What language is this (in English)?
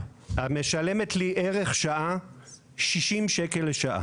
Hebrew